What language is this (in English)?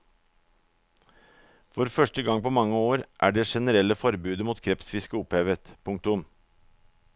Norwegian